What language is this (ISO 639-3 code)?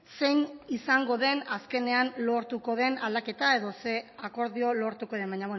eus